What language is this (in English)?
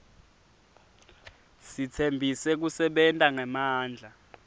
Swati